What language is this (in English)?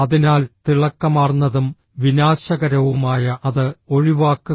Malayalam